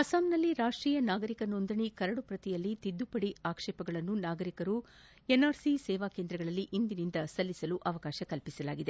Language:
Kannada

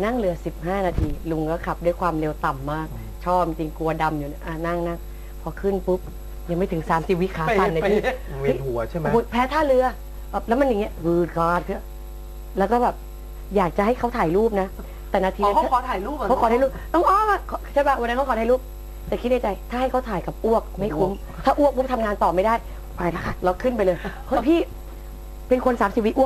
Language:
Thai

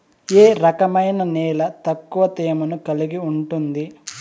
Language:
Telugu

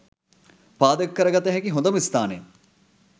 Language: Sinhala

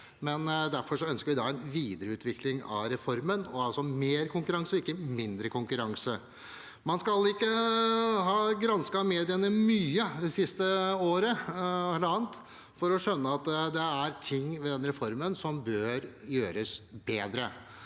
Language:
Norwegian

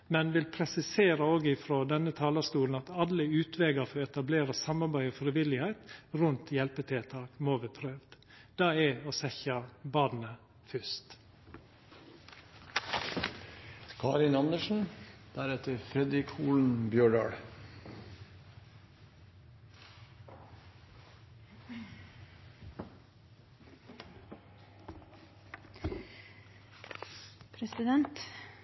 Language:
Norwegian Nynorsk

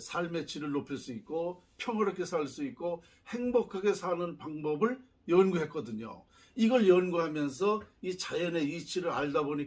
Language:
Korean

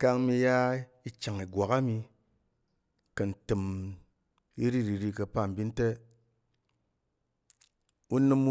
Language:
Tarok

